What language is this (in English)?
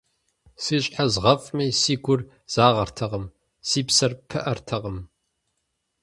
Kabardian